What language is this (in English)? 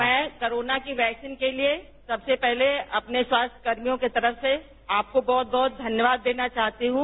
Hindi